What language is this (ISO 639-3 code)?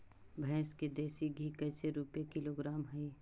mag